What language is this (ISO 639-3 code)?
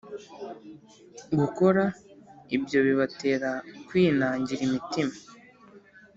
kin